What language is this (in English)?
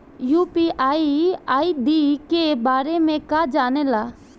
Bhojpuri